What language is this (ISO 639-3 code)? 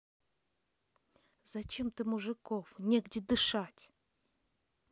rus